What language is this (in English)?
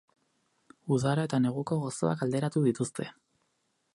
Basque